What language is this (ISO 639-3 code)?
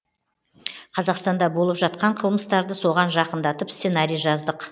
kaz